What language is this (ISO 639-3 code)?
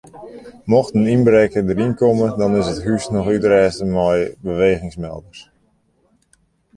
fry